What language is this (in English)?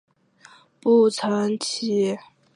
Chinese